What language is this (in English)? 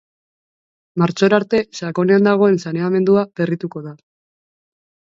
Basque